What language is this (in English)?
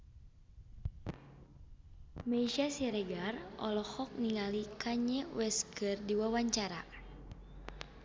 Sundanese